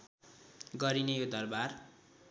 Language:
Nepali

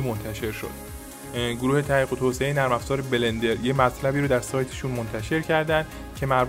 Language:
Persian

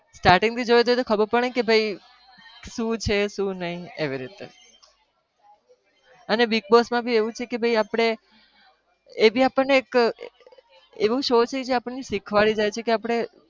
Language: Gujarati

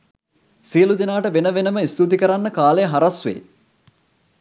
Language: Sinhala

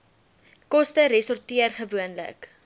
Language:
Afrikaans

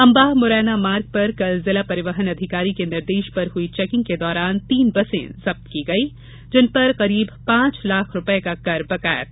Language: Hindi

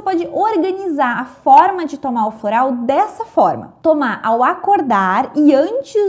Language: Portuguese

